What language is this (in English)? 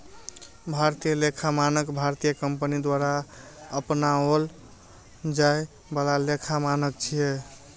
Maithili